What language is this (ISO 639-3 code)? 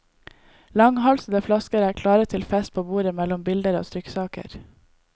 nor